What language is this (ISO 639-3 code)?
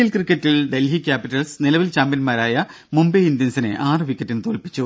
mal